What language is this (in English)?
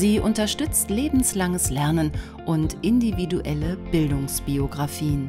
German